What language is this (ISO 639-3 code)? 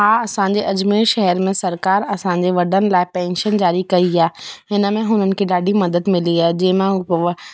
snd